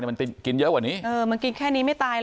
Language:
Thai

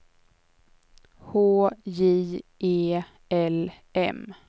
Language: Swedish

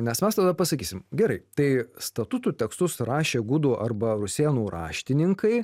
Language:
Lithuanian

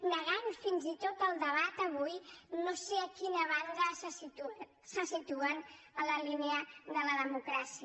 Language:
Catalan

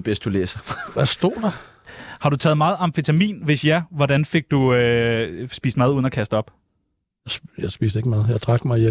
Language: Danish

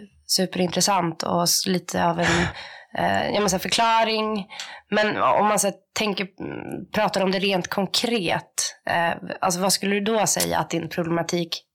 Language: Swedish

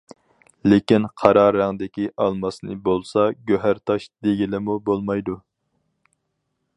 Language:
Uyghur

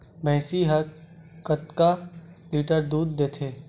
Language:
Chhattisgarhi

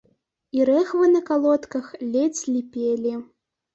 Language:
Belarusian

